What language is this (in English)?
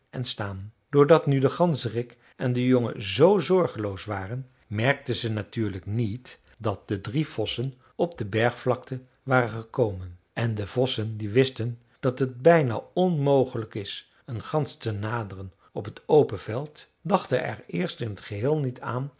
Dutch